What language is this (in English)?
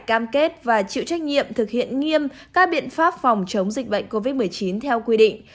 Vietnamese